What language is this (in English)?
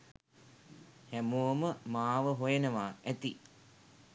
Sinhala